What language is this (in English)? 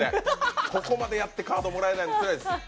Japanese